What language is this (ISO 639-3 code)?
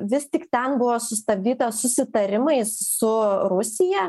lit